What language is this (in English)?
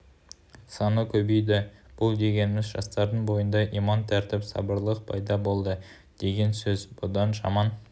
Kazakh